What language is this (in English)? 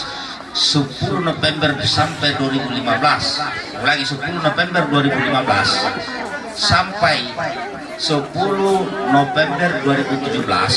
Indonesian